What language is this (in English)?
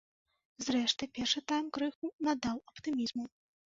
Belarusian